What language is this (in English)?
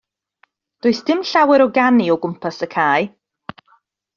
Welsh